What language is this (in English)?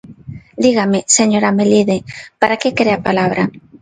Galician